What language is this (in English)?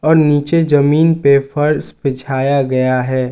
Hindi